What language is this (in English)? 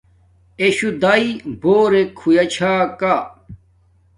Domaaki